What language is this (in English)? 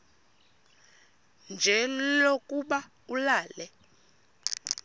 Xhosa